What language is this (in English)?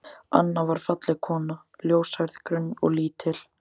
Icelandic